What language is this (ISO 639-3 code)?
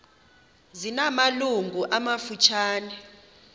xho